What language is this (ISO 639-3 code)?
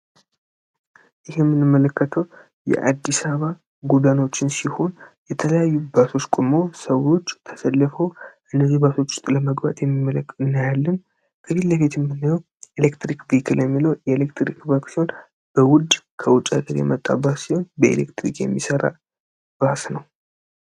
amh